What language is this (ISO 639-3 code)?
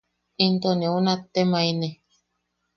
yaq